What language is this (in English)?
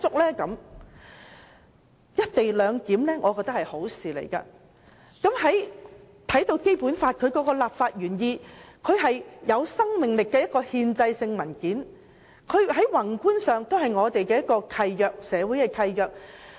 Cantonese